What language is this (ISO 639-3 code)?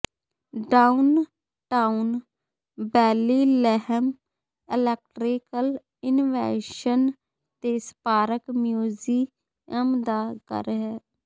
pan